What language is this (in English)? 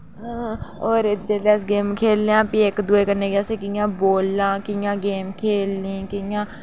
Dogri